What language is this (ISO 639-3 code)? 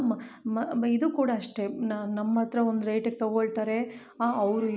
kan